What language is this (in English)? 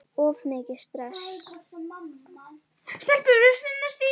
Icelandic